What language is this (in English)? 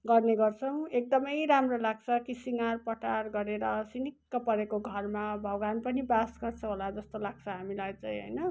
Nepali